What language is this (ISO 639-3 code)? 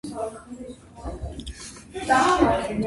kat